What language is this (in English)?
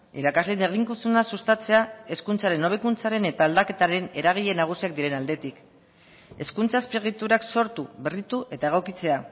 Basque